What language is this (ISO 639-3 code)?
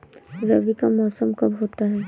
hin